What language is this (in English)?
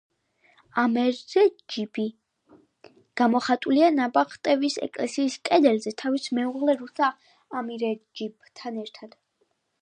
Georgian